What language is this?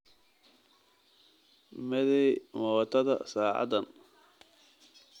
Somali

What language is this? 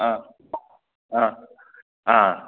Manipuri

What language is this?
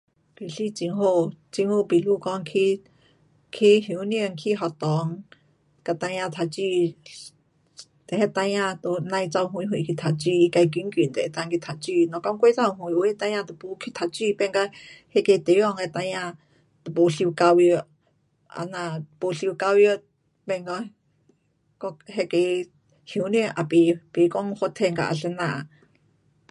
Pu-Xian Chinese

